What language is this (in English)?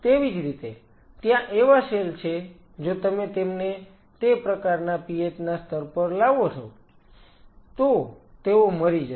Gujarati